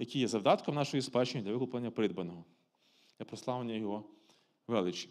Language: Ukrainian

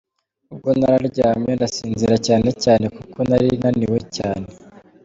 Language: Kinyarwanda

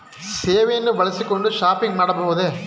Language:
Kannada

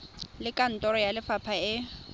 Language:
Tswana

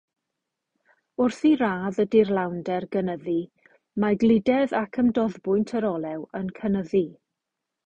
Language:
Welsh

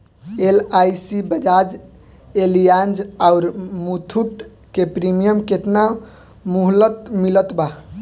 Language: Bhojpuri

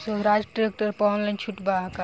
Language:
Bhojpuri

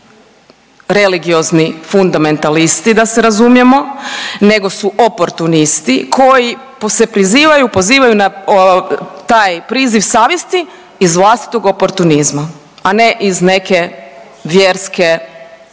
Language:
Croatian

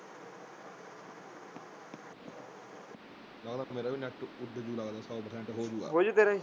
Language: Punjabi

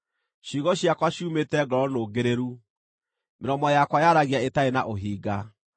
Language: Kikuyu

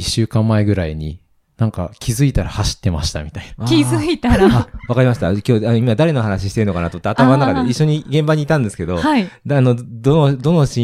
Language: Japanese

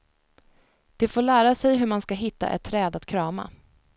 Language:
Swedish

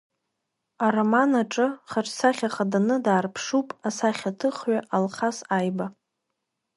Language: Abkhazian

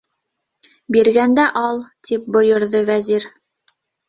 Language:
Bashkir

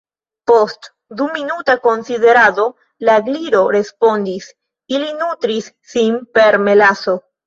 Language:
Esperanto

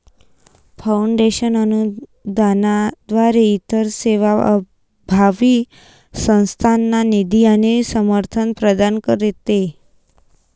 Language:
Marathi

